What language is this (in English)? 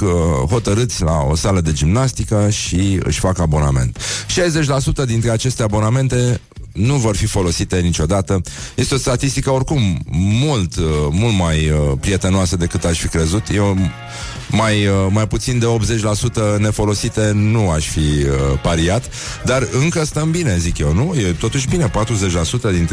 Romanian